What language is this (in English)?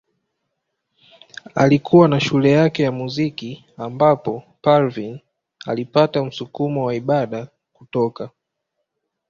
Swahili